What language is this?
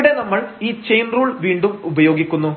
Malayalam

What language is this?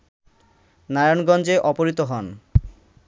Bangla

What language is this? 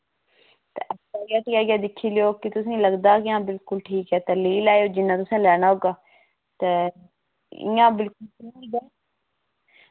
Dogri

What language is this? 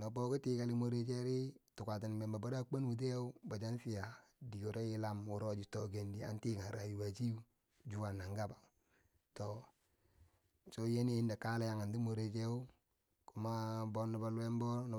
Bangwinji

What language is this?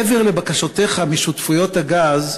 Hebrew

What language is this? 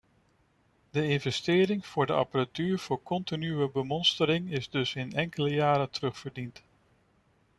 Dutch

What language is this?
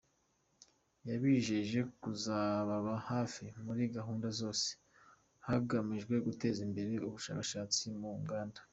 Kinyarwanda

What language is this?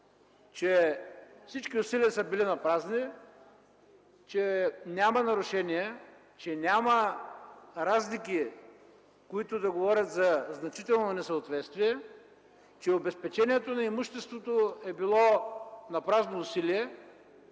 Bulgarian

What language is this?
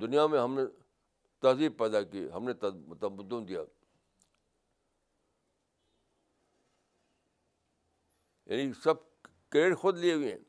Urdu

